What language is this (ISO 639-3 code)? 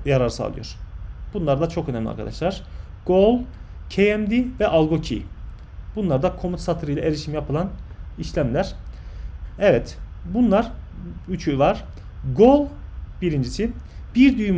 tur